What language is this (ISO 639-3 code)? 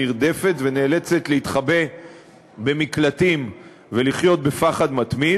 heb